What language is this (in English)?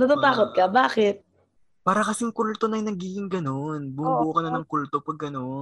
Filipino